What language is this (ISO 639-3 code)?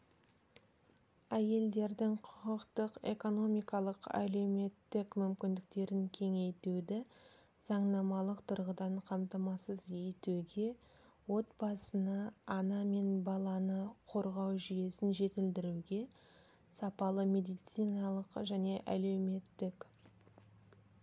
kaz